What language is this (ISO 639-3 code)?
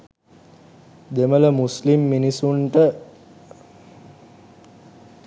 sin